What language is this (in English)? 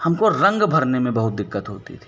Hindi